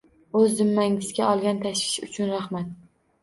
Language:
Uzbek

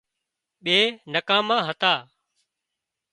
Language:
Wadiyara Koli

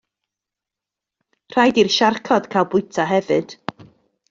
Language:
Welsh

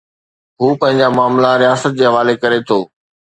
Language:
Sindhi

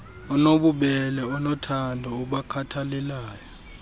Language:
Xhosa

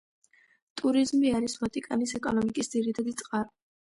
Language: Georgian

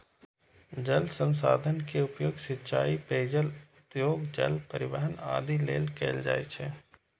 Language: Maithili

